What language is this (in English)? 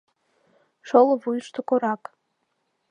Mari